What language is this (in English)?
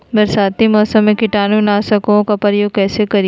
Magahi